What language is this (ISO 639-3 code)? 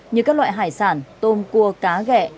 vie